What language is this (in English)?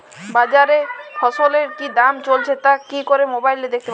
Bangla